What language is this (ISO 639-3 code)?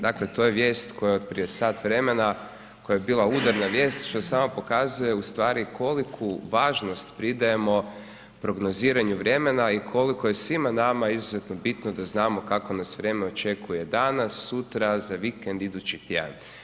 hrv